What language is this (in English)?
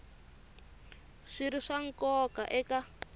Tsonga